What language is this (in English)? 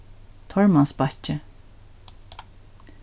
Faroese